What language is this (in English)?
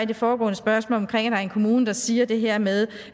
Danish